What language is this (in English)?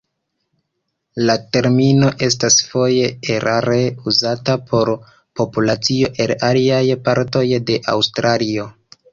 Esperanto